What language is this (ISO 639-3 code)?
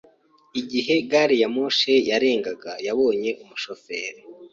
kin